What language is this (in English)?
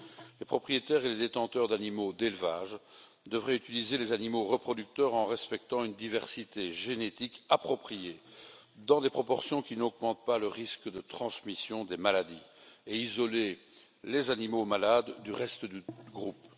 French